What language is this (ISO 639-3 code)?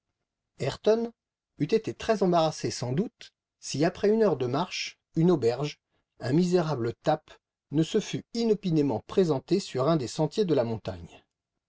fra